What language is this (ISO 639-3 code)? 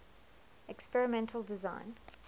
eng